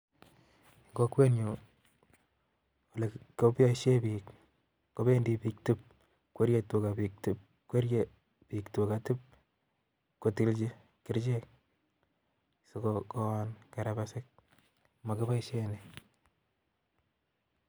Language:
Kalenjin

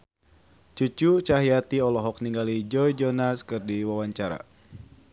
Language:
Sundanese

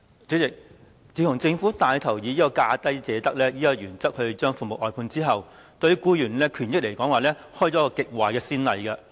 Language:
Cantonese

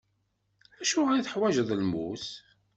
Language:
Kabyle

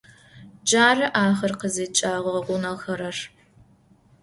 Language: Adyghe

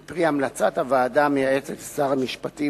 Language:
Hebrew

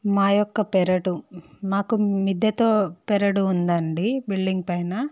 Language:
Telugu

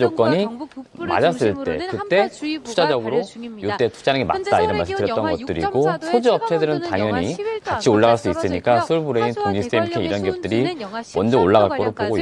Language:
Korean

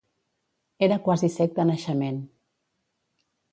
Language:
Catalan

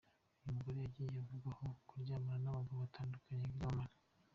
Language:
Kinyarwanda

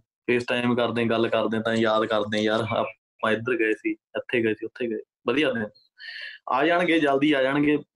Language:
Punjabi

